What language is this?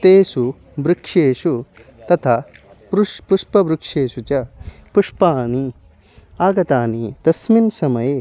Sanskrit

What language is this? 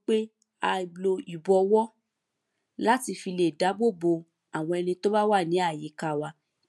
Yoruba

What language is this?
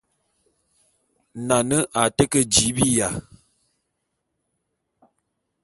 Bulu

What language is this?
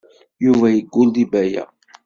Kabyle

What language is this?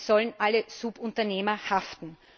German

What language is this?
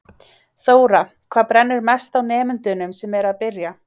Icelandic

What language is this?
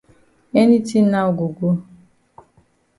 Cameroon Pidgin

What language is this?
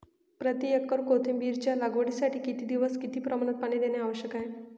Marathi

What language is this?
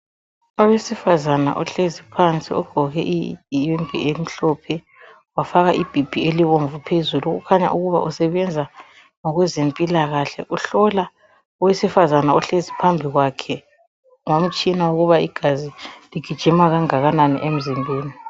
North Ndebele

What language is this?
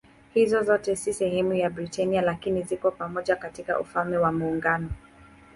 Swahili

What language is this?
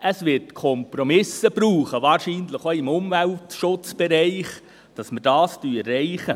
Swiss German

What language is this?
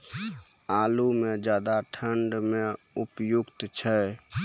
Maithili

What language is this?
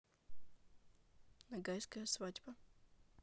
Russian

